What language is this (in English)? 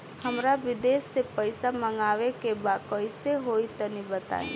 Bhojpuri